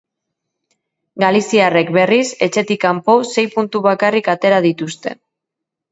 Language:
Basque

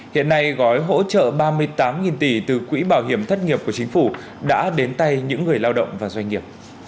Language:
Vietnamese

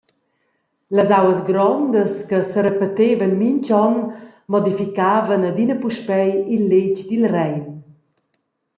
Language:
Romansh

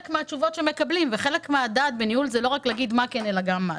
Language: Hebrew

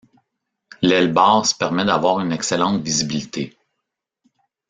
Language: French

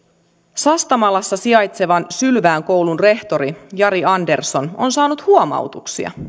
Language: Finnish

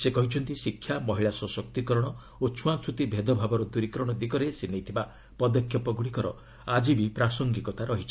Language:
Odia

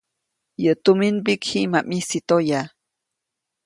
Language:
Copainalá Zoque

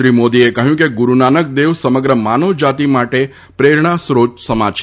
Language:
Gujarati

